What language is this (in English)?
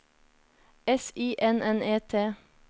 Norwegian